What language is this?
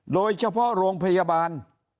Thai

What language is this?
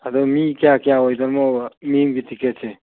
Manipuri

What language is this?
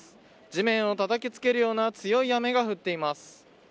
Japanese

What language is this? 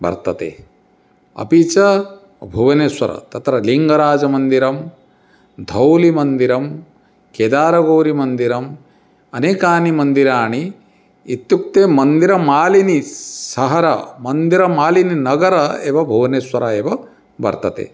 Sanskrit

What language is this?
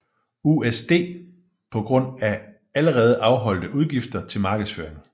Danish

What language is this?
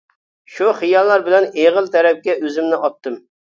Uyghur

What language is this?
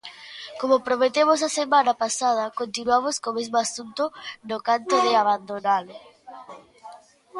Galician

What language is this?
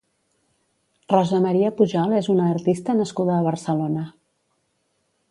Catalan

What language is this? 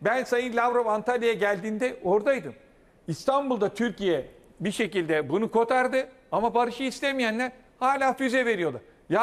Turkish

